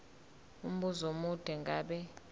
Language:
Zulu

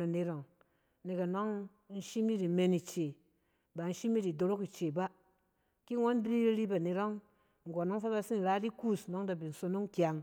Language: Cen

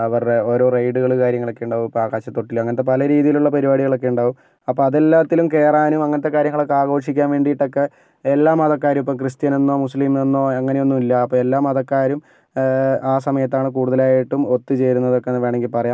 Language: Malayalam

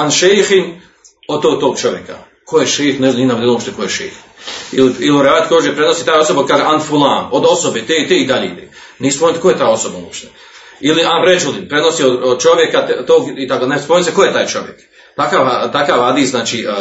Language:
Croatian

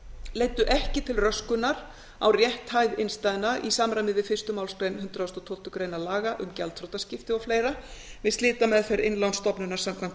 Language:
Icelandic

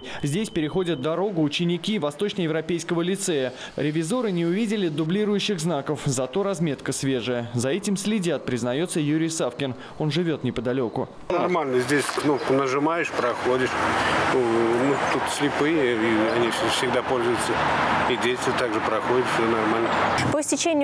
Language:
Russian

